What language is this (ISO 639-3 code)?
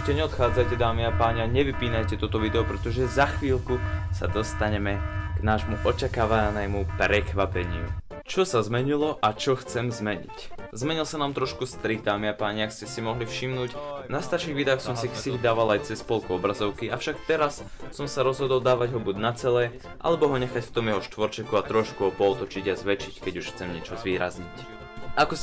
slk